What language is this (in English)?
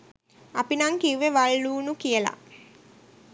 Sinhala